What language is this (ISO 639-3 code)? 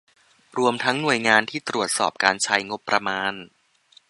tha